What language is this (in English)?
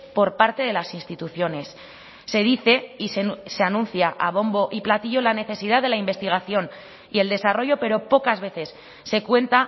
Spanish